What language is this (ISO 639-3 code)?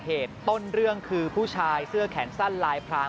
tha